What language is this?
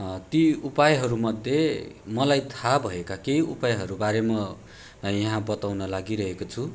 Nepali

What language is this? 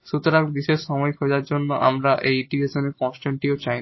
Bangla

